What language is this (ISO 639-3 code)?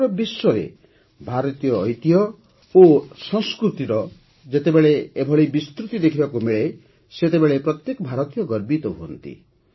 ori